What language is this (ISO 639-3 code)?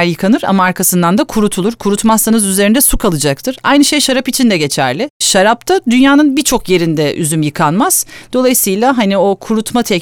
tur